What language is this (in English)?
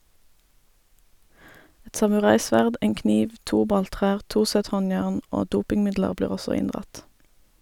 Norwegian